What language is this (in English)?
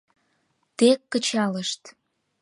Mari